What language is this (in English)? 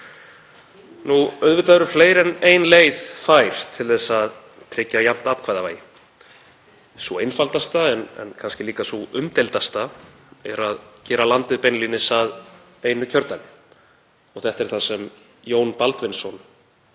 Icelandic